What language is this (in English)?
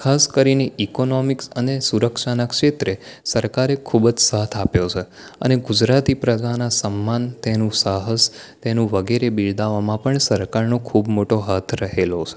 Gujarati